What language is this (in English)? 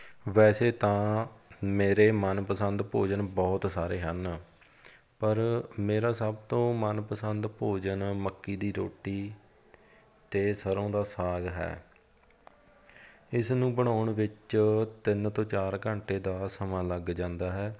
Punjabi